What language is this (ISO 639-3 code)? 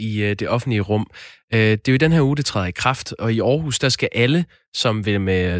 dan